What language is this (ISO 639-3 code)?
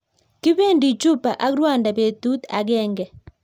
kln